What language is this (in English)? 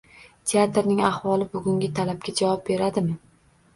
Uzbek